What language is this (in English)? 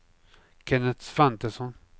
Swedish